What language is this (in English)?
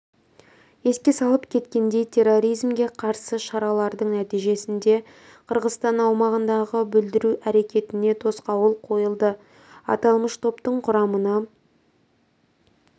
Kazakh